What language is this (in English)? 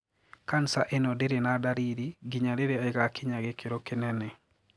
Kikuyu